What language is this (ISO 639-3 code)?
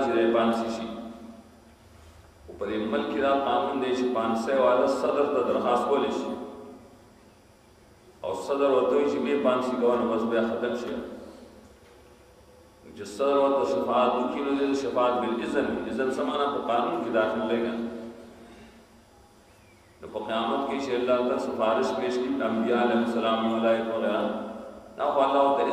por